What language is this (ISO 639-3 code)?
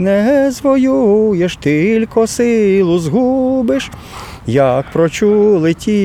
ukr